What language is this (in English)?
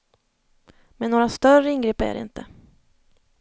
Swedish